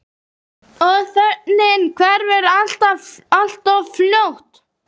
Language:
Icelandic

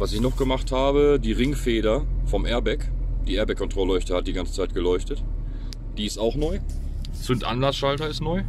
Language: German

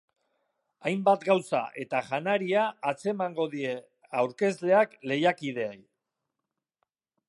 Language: Basque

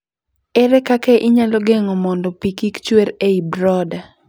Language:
Luo (Kenya and Tanzania)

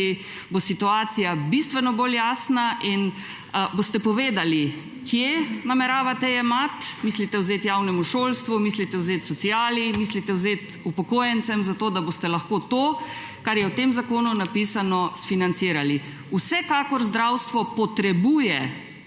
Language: Slovenian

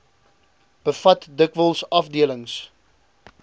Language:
Afrikaans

